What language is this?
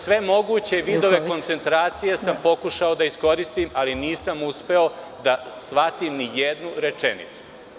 Serbian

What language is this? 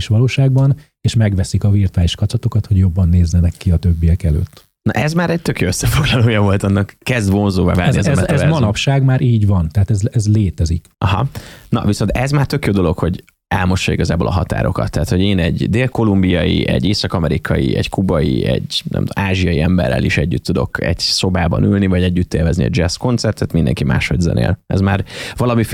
Hungarian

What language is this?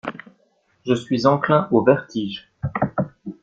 French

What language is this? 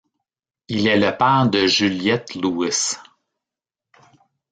French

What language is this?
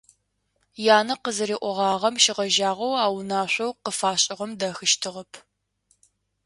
Adyghe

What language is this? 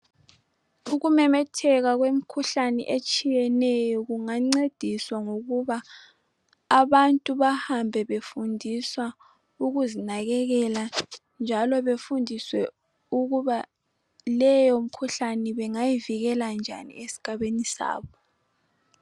North Ndebele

